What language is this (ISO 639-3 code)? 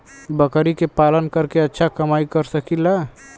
bho